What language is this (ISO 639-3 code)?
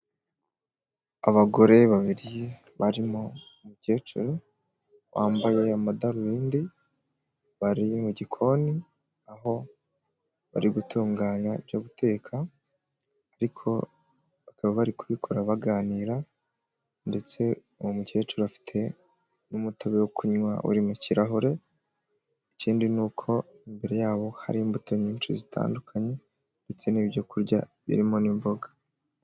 kin